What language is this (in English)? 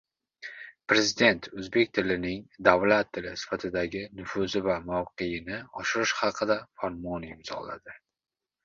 Uzbek